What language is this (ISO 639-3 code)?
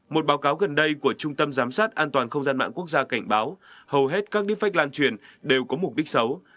vie